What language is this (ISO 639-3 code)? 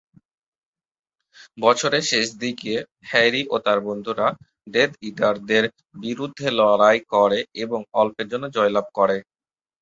ben